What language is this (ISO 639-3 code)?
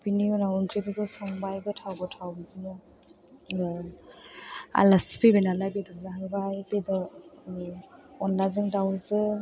brx